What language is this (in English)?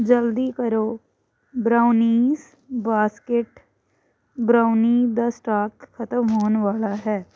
Punjabi